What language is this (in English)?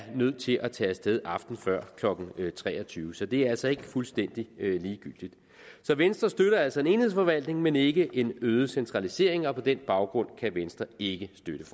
Danish